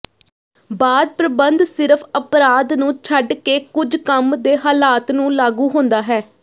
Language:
Punjabi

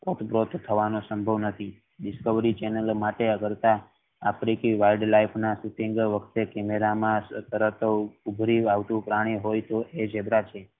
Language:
Gujarati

